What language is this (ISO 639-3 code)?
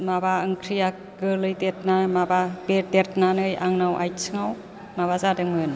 brx